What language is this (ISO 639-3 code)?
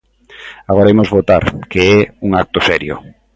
glg